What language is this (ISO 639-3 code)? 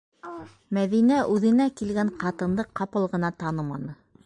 bak